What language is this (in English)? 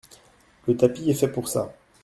French